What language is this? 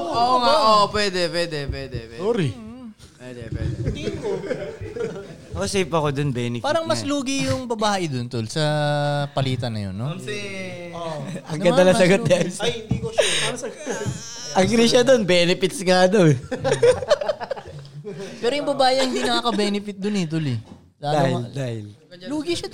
Filipino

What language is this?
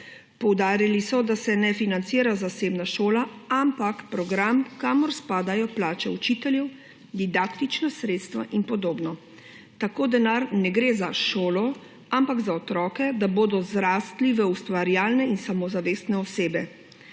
Slovenian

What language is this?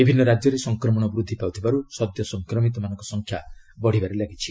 Odia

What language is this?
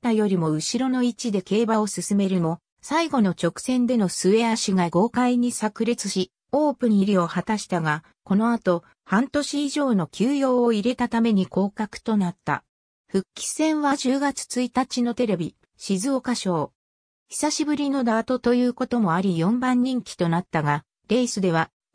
Japanese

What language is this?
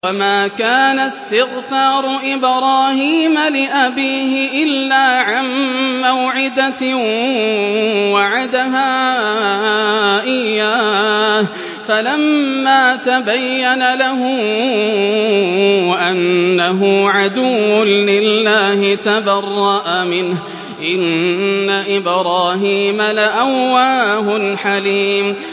Arabic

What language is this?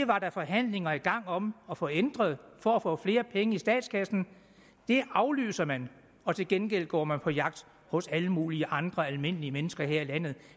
Danish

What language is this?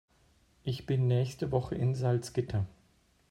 German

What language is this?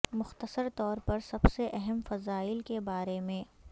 Urdu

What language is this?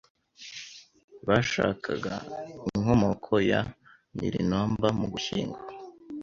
Kinyarwanda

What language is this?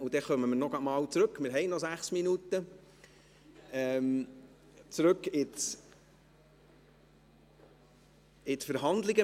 Swiss German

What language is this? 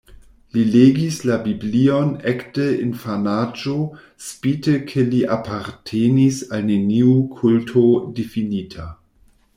Esperanto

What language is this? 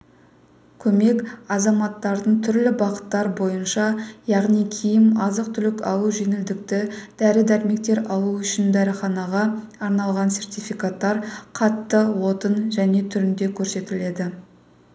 Kazakh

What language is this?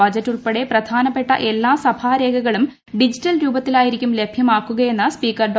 Malayalam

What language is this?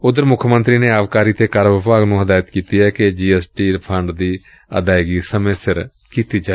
Punjabi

